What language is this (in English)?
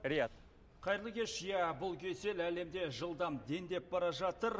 Kazakh